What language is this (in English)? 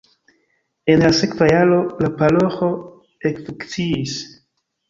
Esperanto